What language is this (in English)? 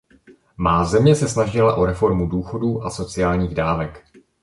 Czech